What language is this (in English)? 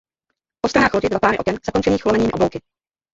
Czech